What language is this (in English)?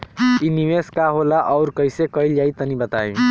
Bhojpuri